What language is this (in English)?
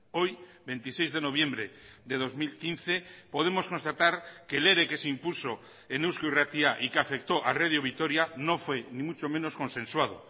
Spanish